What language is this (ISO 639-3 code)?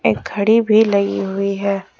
hin